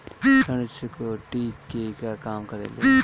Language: Bhojpuri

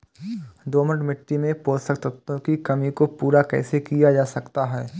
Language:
Hindi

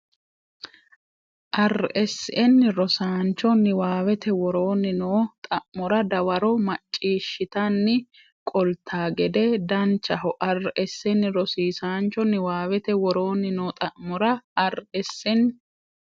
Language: Sidamo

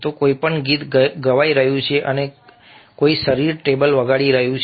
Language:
Gujarati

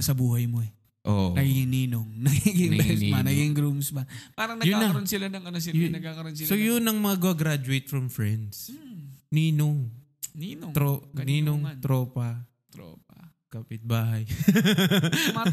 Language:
Filipino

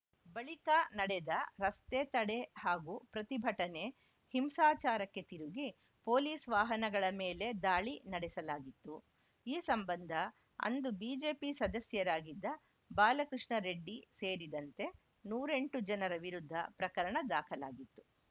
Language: Kannada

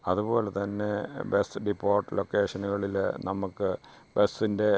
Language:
Malayalam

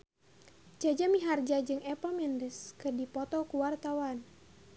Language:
Sundanese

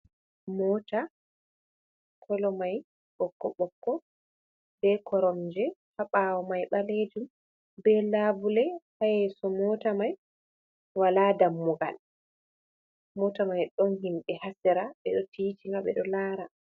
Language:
Fula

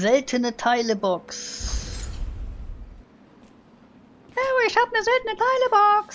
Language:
German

